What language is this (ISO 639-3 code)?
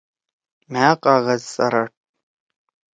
trw